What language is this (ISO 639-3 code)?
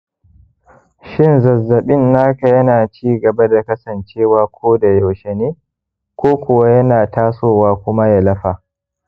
hau